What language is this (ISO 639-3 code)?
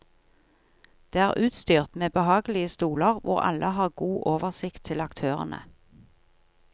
nor